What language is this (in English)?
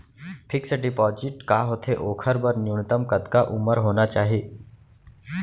Chhattisgarhi